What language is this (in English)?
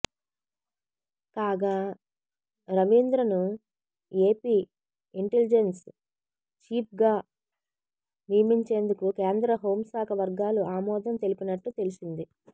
Telugu